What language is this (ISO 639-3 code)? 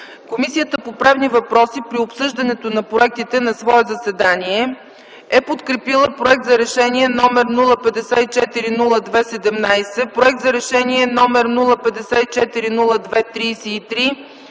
bul